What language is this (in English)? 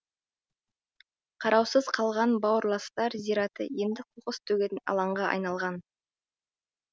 Kazakh